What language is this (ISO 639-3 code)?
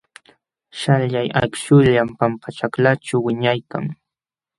qxw